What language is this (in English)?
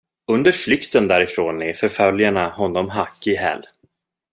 Swedish